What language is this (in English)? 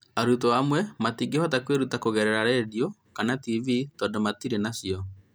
Kikuyu